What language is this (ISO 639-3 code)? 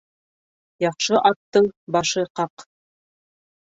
bak